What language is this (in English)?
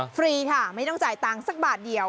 Thai